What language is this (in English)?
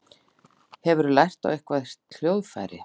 Icelandic